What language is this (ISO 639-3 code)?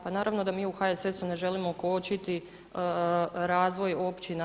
hrv